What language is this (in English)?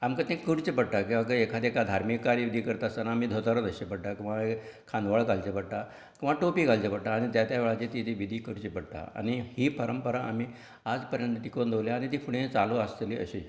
Konkani